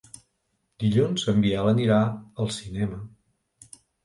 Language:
Catalan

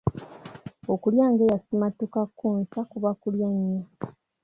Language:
Ganda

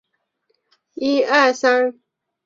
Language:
Chinese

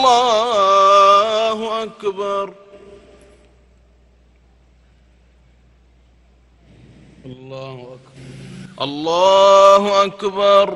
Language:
Arabic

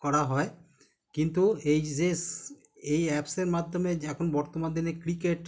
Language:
Bangla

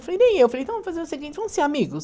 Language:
Portuguese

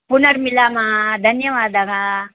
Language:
Sanskrit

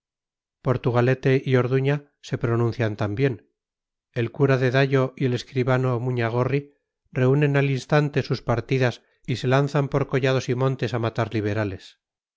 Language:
Spanish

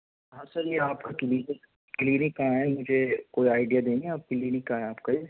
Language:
Urdu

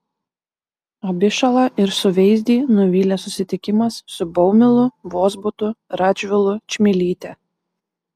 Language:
Lithuanian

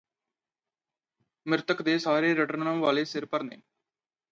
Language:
Punjabi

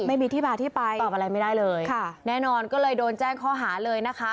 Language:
Thai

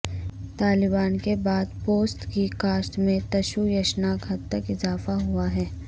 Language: Urdu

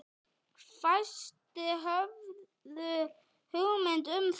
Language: Icelandic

